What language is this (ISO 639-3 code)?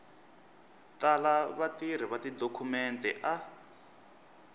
tso